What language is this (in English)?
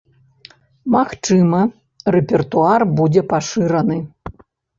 Belarusian